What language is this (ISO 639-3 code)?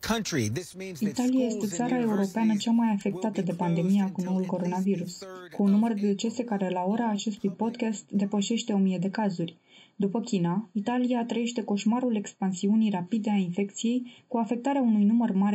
ron